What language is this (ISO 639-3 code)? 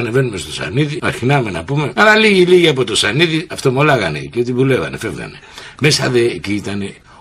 ell